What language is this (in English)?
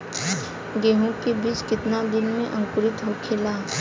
Bhojpuri